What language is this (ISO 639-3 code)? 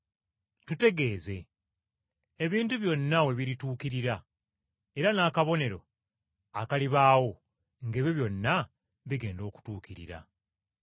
lug